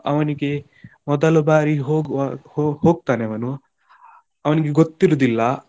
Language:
Kannada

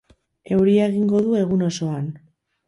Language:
Basque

